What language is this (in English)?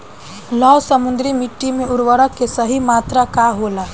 Bhojpuri